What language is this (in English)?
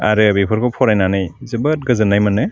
Bodo